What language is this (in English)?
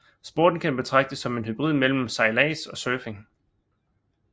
Danish